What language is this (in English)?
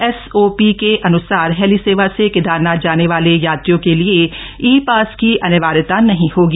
Hindi